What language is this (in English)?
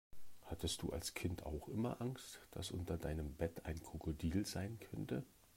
German